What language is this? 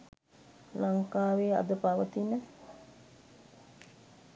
Sinhala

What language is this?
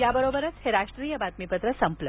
Marathi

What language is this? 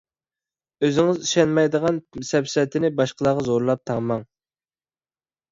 Uyghur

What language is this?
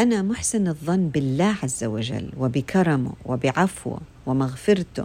Arabic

